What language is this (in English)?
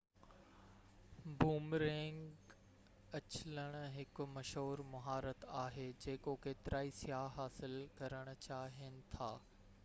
Sindhi